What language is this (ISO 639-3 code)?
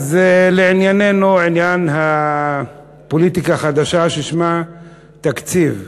heb